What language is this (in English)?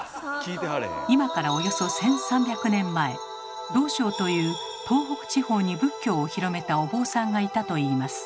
Japanese